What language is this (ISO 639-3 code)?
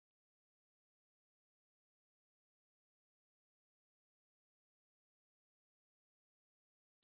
ben